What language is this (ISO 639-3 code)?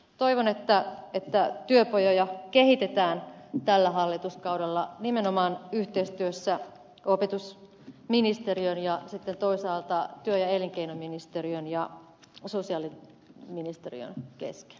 fin